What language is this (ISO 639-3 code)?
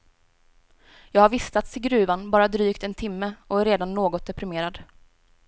swe